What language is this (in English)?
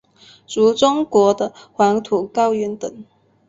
Chinese